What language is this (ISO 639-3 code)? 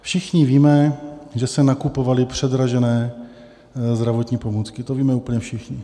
ces